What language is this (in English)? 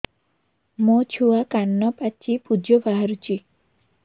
Odia